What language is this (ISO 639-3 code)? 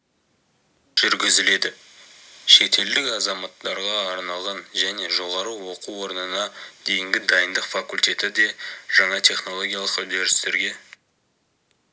kaz